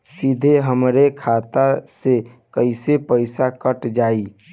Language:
Bhojpuri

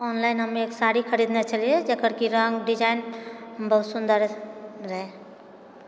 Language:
Maithili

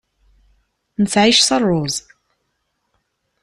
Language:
Kabyle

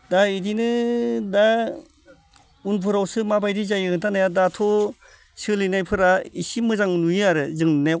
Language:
Bodo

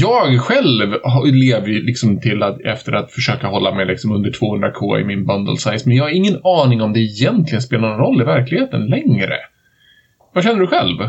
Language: Swedish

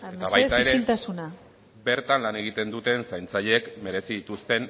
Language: Basque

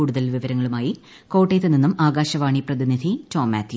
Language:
Malayalam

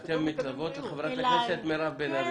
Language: Hebrew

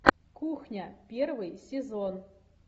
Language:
Russian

